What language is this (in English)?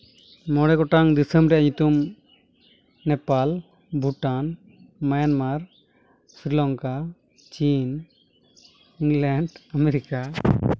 Santali